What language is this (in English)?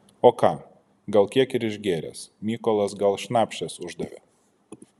Lithuanian